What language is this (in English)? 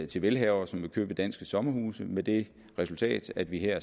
Danish